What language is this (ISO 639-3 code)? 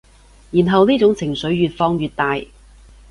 yue